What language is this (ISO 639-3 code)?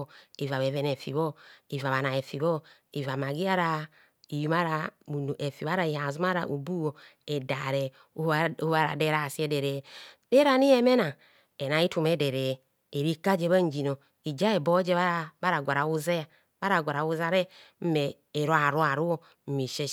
bcs